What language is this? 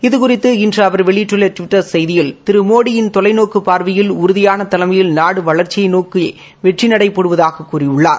Tamil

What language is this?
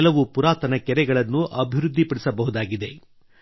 Kannada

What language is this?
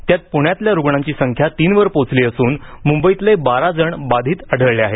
Marathi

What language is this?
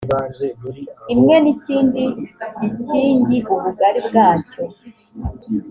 Kinyarwanda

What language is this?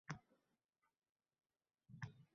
Uzbek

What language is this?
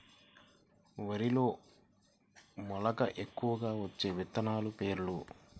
Telugu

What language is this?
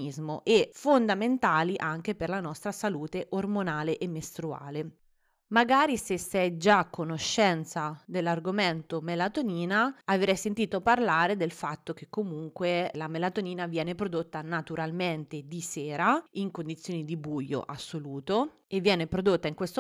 Italian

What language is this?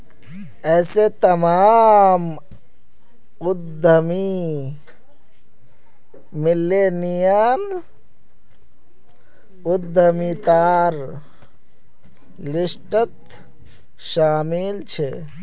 Magahi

